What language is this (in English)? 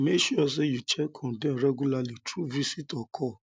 Nigerian Pidgin